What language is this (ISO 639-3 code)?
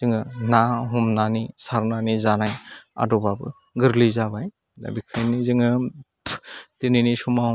brx